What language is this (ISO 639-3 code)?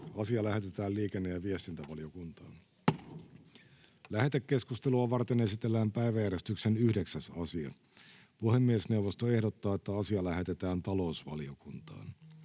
fin